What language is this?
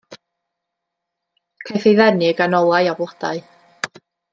Welsh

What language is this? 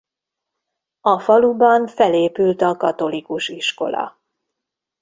Hungarian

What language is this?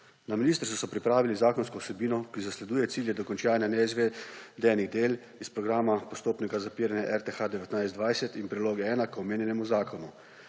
Slovenian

